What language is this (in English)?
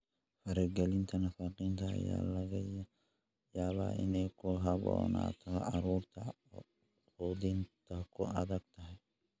Somali